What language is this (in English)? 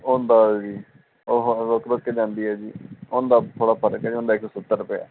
Punjabi